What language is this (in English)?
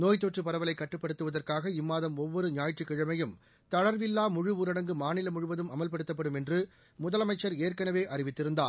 Tamil